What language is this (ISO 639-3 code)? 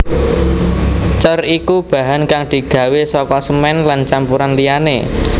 jav